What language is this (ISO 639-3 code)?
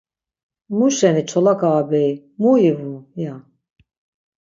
lzz